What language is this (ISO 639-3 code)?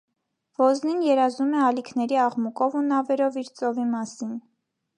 hye